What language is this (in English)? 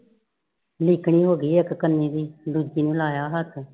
Punjabi